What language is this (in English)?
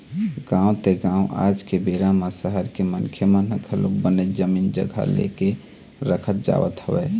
Chhattisgarhi